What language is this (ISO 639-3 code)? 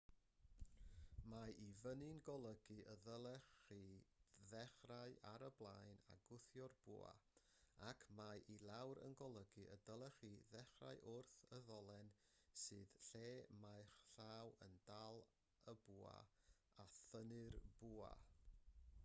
cym